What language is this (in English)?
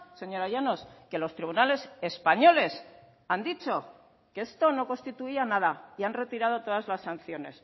Spanish